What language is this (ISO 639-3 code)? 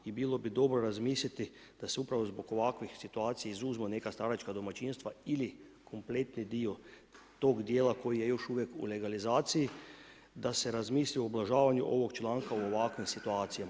hrv